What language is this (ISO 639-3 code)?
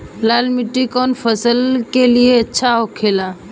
bho